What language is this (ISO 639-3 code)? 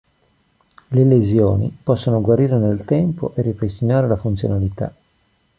ita